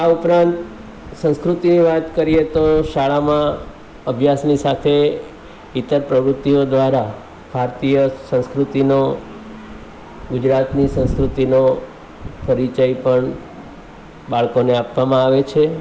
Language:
Gujarati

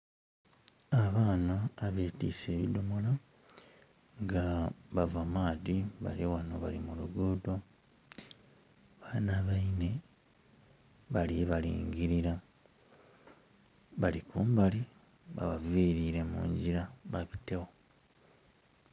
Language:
Soga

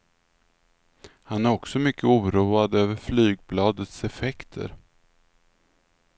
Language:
Swedish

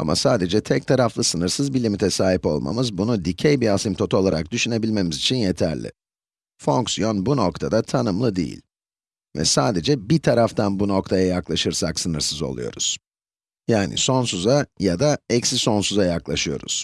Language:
Turkish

